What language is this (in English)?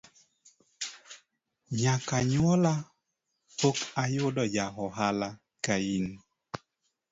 Luo (Kenya and Tanzania)